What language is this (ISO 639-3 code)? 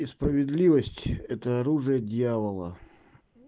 rus